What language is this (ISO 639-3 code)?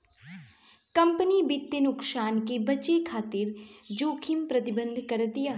bho